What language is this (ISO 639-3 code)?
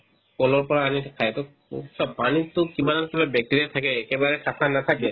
asm